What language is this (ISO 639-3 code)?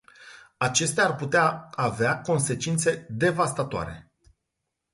ron